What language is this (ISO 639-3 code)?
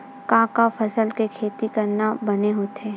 hne